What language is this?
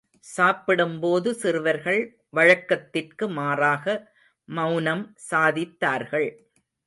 Tamil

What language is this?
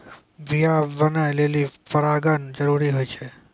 Maithili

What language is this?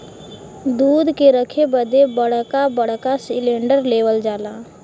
Bhojpuri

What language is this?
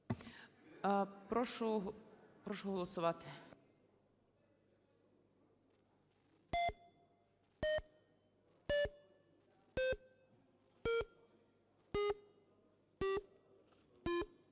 Ukrainian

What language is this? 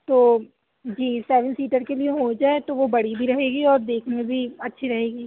Urdu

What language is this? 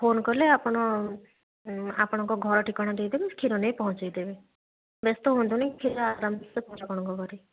Odia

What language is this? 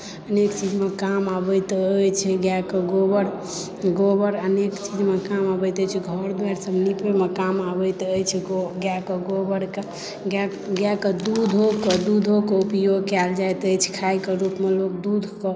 Maithili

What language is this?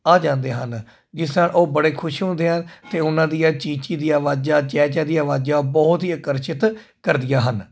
Punjabi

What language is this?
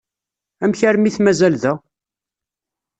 Kabyle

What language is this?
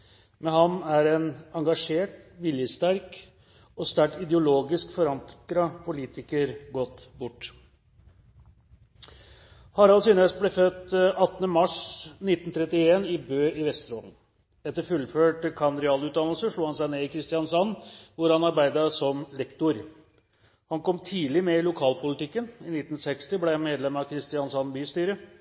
Norwegian Bokmål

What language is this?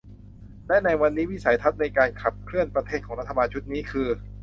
Thai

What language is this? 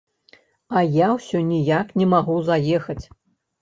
Belarusian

